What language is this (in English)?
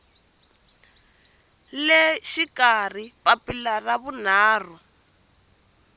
Tsonga